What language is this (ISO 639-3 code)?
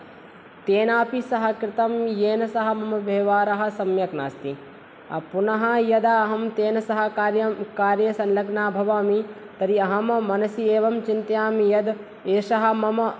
san